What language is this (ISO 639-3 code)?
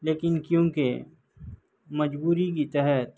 urd